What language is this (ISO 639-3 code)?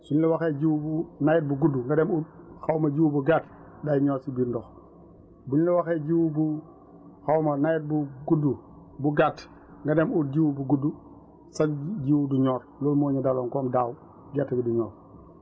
wol